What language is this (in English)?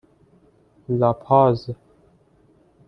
Persian